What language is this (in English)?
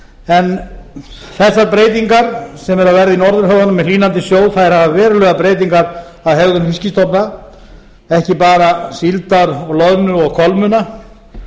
Icelandic